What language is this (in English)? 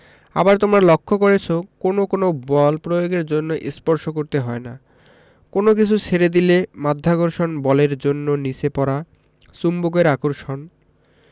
Bangla